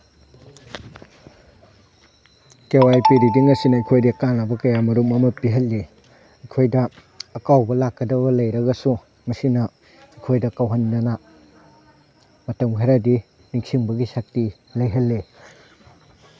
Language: Manipuri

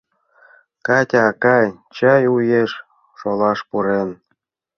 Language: Mari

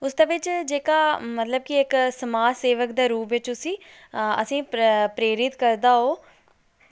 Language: Dogri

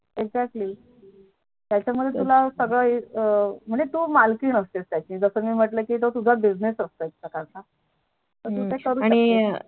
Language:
Marathi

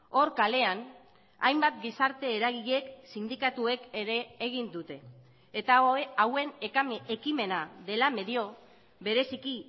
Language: Basque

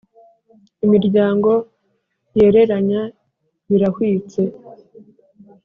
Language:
Kinyarwanda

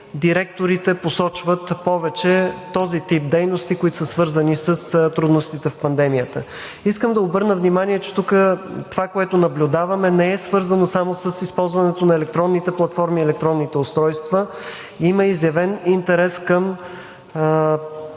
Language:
Bulgarian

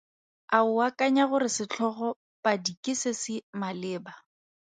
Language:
Tswana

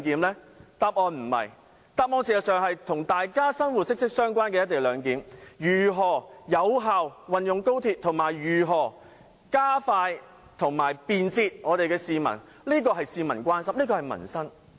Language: Cantonese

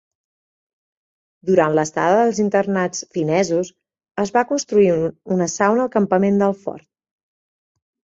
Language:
Catalan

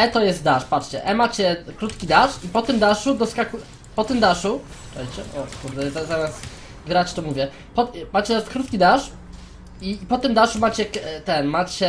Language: Polish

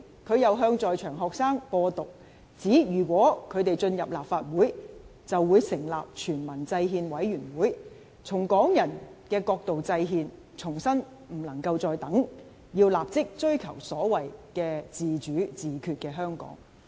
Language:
Cantonese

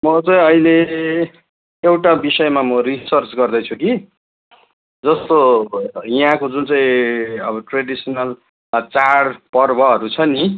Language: Nepali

